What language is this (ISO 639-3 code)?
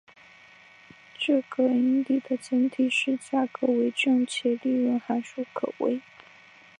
zho